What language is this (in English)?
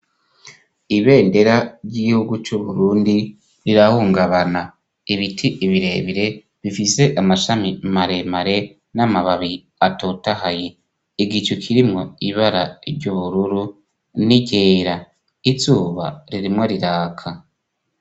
Rundi